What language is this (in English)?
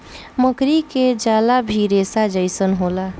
Bhojpuri